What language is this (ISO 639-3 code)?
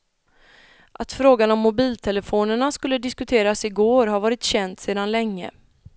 swe